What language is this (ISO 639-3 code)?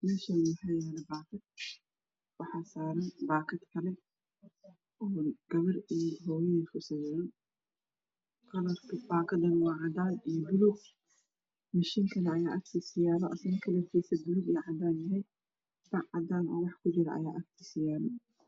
som